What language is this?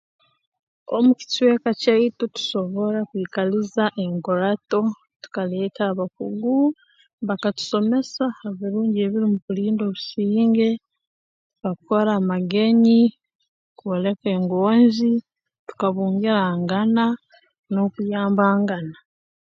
Tooro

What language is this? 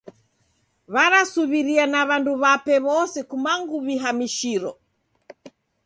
Taita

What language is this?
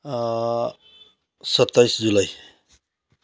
Nepali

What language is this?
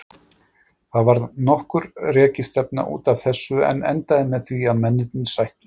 Icelandic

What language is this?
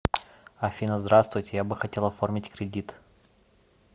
Russian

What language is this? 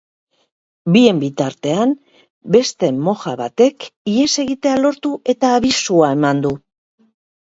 Basque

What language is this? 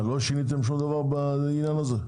Hebrew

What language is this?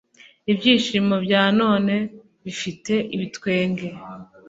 Kinyarwanda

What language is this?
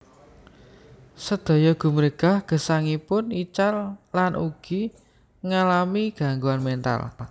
Javanese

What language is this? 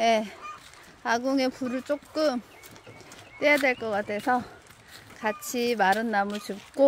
Korean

